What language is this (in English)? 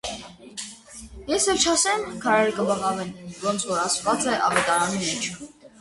Armenian